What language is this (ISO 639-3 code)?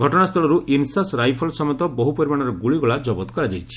ori